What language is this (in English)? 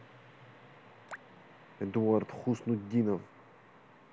Russian